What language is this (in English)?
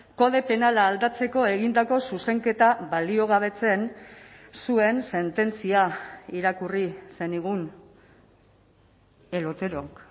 Basque